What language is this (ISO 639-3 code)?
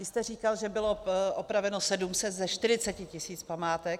ces